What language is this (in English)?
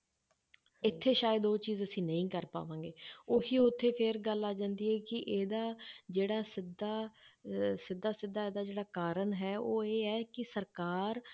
Punjabi